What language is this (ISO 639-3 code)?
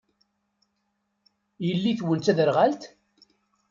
kab